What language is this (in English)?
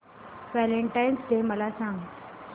Marathi